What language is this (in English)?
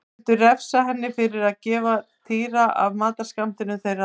Icelandic